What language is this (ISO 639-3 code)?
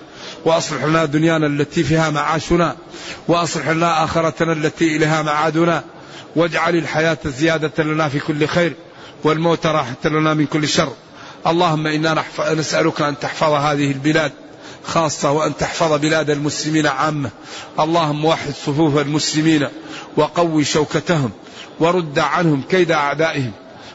ara